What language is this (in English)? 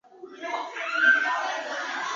Chinese